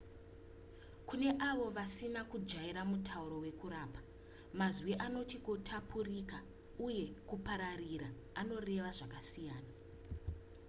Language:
Shona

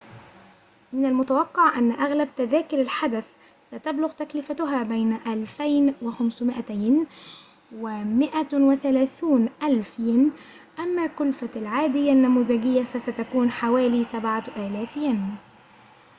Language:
Arabic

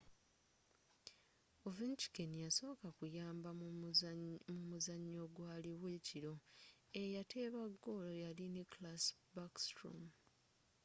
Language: Ganda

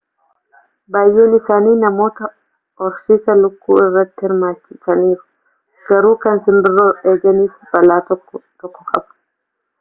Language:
Oromo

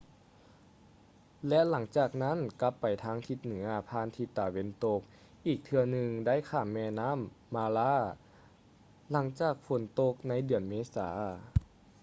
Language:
Lao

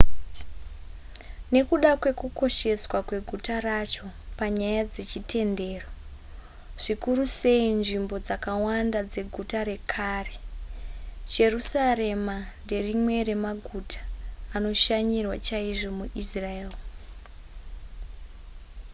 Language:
Shona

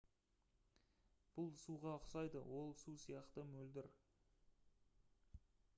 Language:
Kazakh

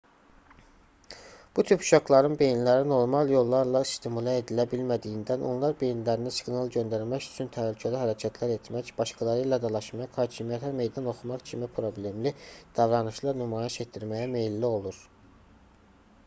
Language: Azerbaijani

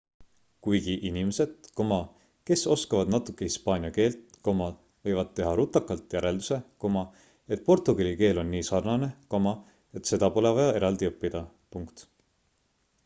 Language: Estonian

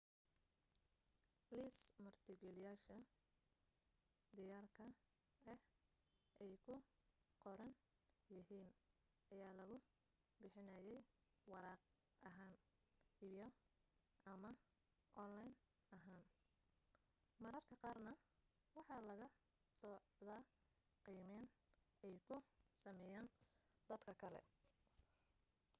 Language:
Somali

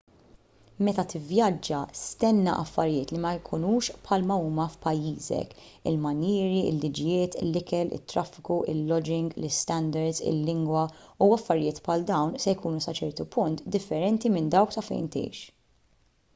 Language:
Maltese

